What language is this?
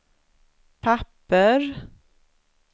Swedish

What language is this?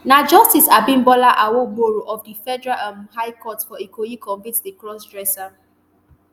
Nigerian Pidgin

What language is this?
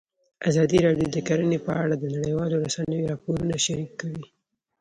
Pashto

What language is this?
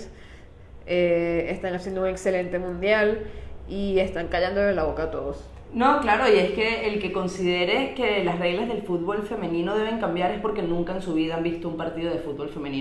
Spanish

